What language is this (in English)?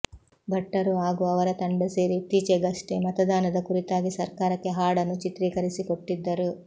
Kannada